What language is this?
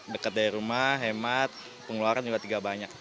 Indonesian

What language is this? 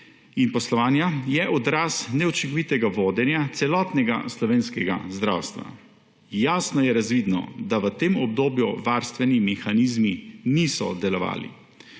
Slovenian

